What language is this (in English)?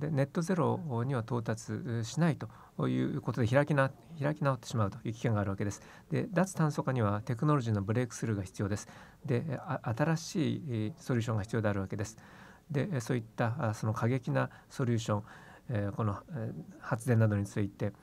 Japanese